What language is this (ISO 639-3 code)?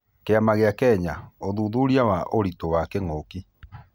kik